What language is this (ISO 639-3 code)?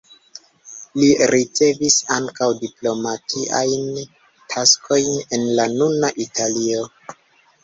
epo